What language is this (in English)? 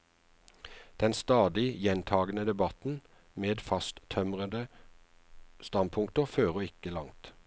Norwegian